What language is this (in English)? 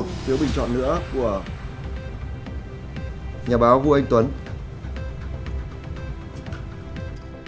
Vietnamese